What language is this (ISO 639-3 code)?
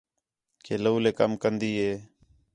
xhe